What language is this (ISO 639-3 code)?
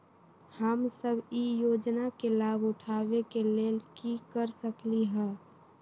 mag